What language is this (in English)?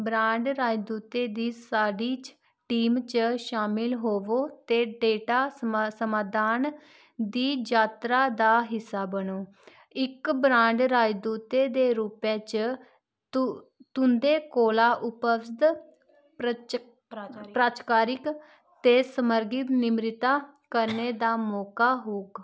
Dogri